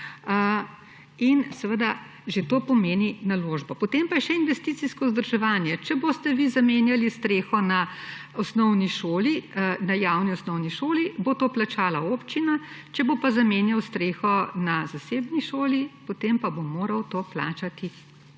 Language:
Slovenian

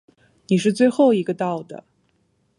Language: Chinese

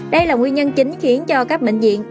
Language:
Vietnamese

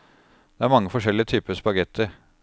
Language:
Norwegian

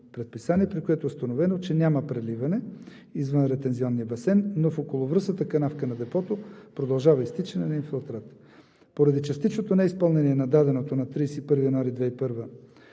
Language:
Bulgarian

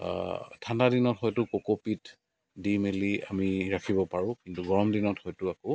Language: Assamese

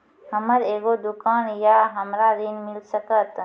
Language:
Maithili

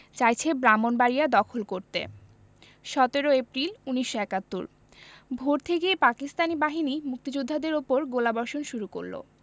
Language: Bangla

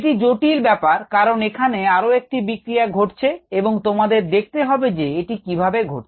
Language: Bangla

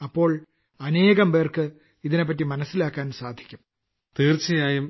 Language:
Malayalam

